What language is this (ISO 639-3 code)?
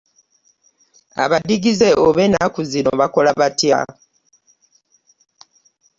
lug